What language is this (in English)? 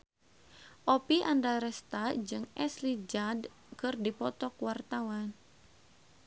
Sundanese